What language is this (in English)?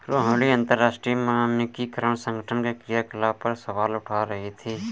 Hindi